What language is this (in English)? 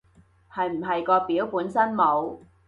Cantonese